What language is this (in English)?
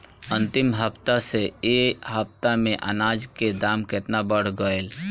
Bhojpuri